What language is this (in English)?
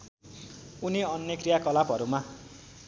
Nepali